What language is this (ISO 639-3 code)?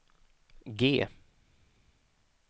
swe